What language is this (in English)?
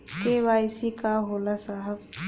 Bhojpuri